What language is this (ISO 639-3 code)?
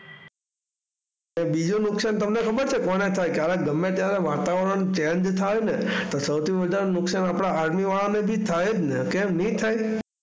guj